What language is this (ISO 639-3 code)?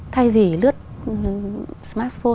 vie